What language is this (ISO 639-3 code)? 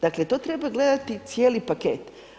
hrv